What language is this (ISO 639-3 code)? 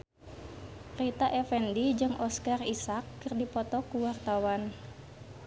sun